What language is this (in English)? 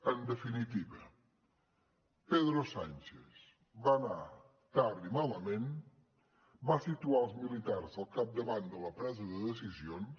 Catalan